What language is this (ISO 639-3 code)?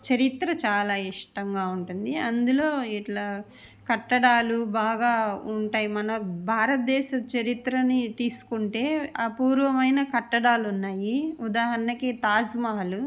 tel